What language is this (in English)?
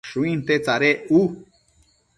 Matsés